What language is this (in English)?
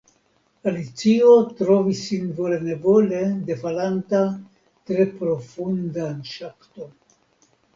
Esperanto